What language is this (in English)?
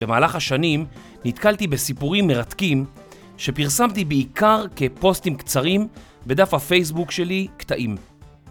Hebrew